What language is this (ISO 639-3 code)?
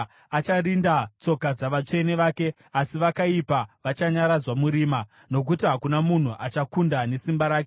sna